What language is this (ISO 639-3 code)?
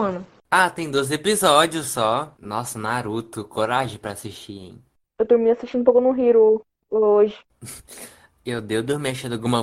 por